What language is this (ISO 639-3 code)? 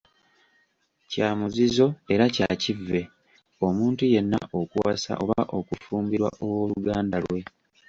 lug